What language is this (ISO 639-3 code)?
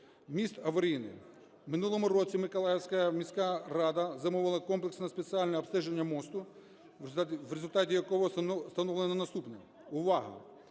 ukr